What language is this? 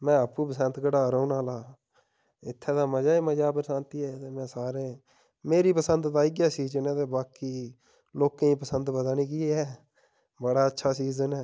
Dogri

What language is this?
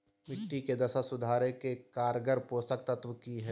Magahi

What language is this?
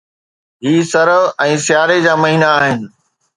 Sindhi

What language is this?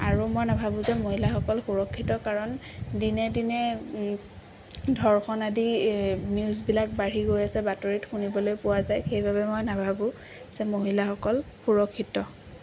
Assamese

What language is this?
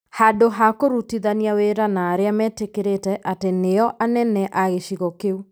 Kikuyu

